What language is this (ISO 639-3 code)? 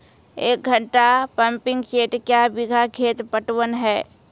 mai